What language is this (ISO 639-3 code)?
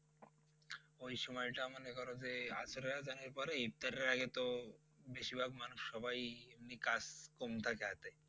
ben